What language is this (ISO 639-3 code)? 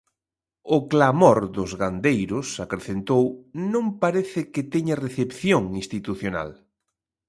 glg